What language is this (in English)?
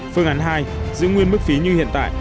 Vietnamese